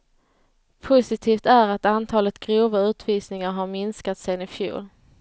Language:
Swedish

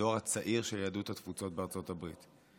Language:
Hebrew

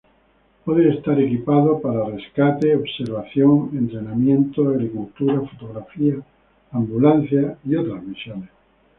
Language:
Spanish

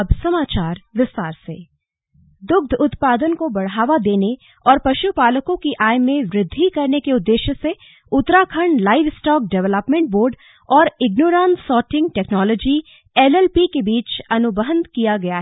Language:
Hindi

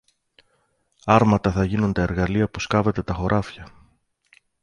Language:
Greek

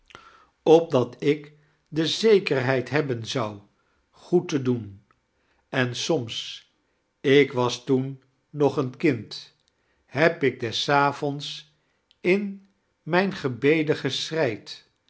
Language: Dutch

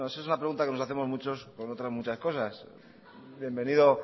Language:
Spanish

